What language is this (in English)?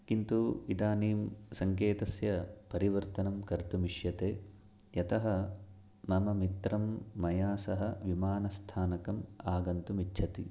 Sanskrit